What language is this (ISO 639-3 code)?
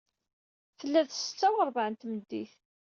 kab